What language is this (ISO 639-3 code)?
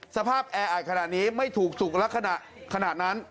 tha